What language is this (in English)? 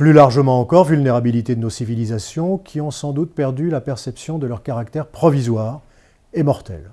French